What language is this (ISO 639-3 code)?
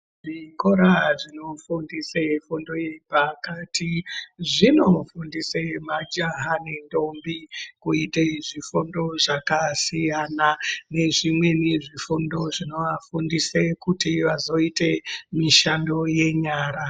ndc